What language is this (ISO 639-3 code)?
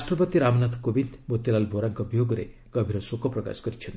ori